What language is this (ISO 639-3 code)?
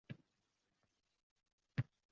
uzb